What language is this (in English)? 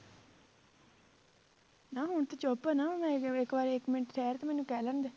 Punjabi